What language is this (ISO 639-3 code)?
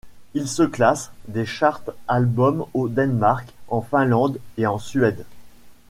fra